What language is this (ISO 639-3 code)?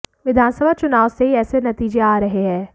hin